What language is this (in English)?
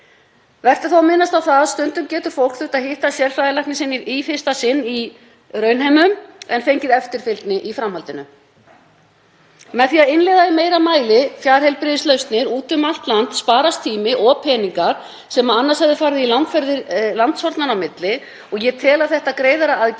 Icelandic